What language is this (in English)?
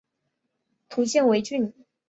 Chinese